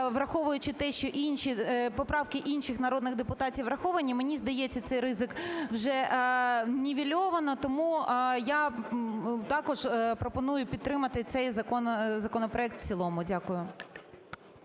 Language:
Ukrainian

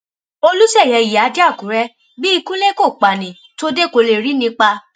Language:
Yoruba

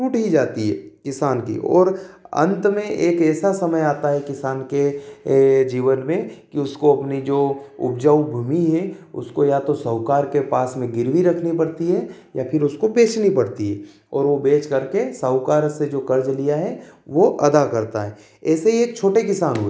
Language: Hindi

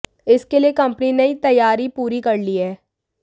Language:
Hindi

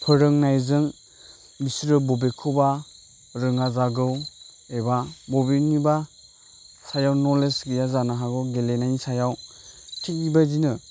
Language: Bodo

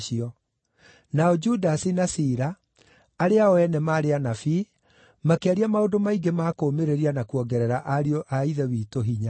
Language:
Kikuyu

